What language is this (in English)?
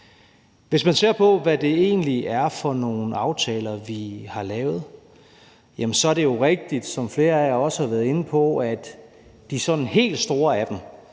Danish